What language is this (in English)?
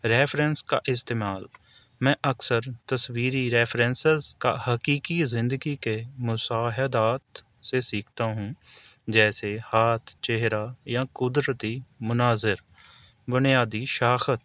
Urdu